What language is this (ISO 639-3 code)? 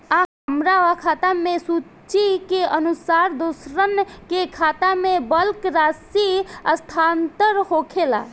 bho